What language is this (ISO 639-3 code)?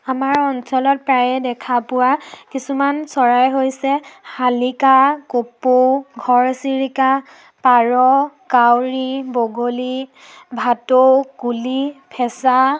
asm